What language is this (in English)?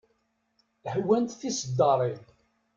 Kabyle